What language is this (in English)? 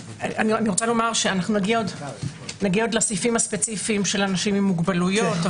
Hebrew